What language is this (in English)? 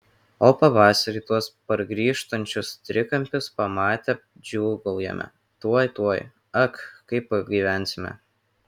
Lithuanian